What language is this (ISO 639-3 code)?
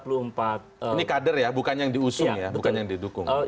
ind